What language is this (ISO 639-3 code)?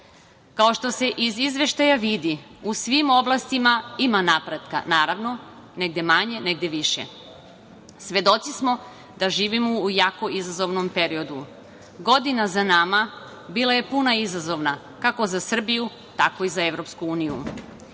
srp